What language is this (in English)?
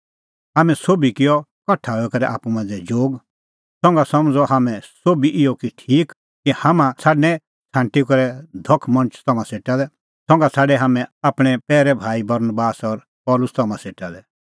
Kullu Pahari